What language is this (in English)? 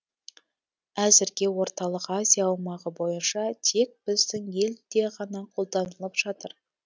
Kazakh